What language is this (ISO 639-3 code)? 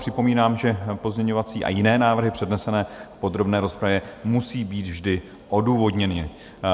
ces